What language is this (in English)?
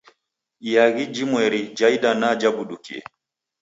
Taita